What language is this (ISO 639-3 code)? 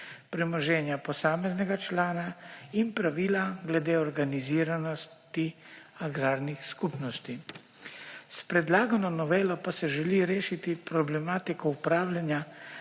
slv